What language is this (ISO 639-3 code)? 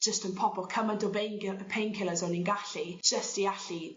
cym